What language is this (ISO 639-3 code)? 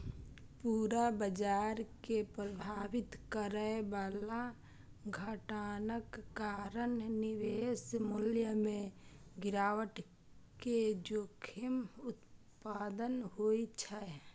mai